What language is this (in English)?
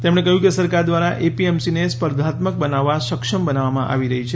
Gujarati